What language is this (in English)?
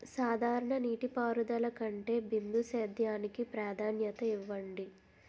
Telugu